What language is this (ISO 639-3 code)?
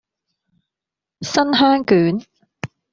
yue